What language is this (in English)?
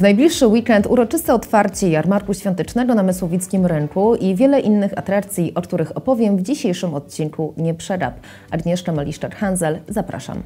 Polish